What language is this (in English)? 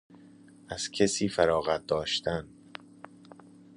Persian